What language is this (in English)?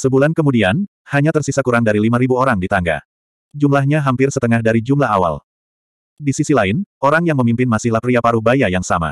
Indonesian